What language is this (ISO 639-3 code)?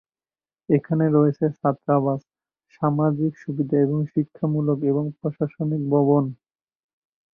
ben